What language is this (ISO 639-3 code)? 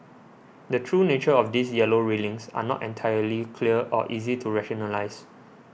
eng